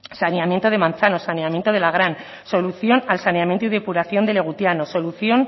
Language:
Spanish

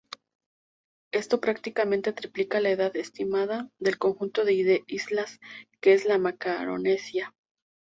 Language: Spanish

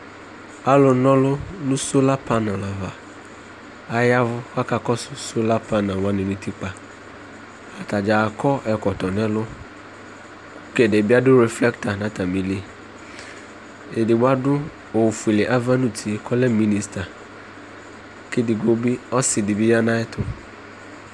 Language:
Ikposo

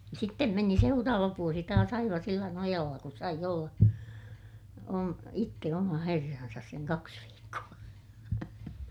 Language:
Finnish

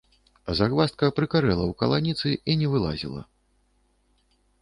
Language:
Belarusian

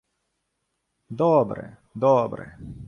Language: Ukrainian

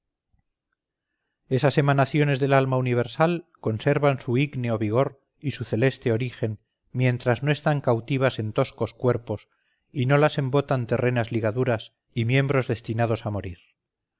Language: Spanish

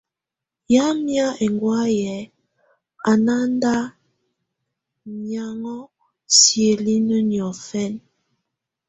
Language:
Tunen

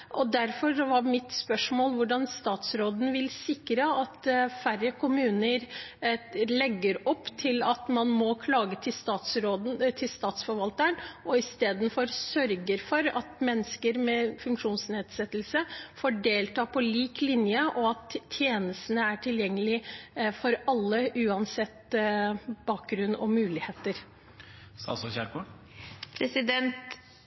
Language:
Norwegian Bokmål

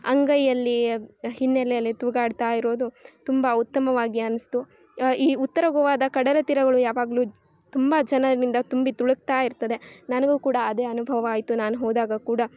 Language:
Kannada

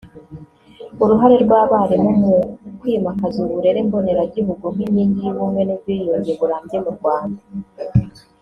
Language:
Kinyarwanda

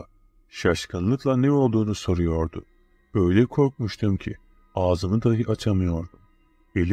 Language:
Turkish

